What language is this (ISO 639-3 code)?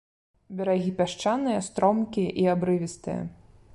bel